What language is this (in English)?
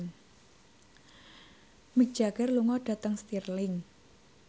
Javanese